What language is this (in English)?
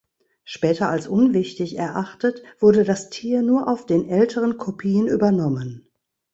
German